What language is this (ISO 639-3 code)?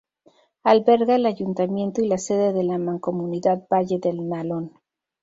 spa